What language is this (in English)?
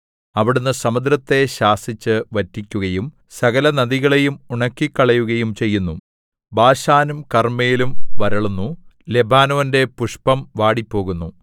Malayalam